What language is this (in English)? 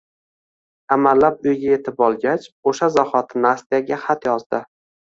Uzbek